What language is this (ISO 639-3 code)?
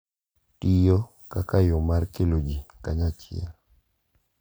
luo